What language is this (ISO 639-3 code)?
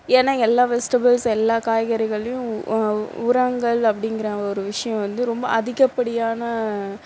tam